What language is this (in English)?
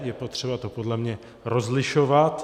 Czech